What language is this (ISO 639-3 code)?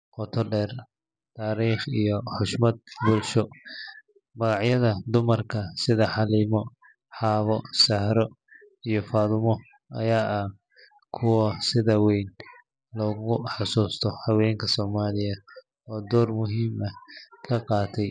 som